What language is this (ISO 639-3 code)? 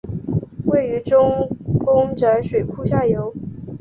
zho